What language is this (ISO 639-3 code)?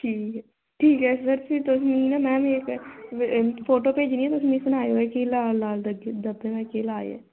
doi